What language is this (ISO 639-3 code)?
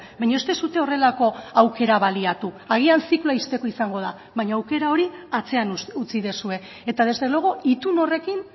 eus